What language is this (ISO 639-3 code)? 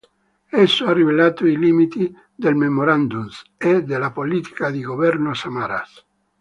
ita